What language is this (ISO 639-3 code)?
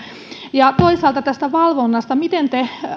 fin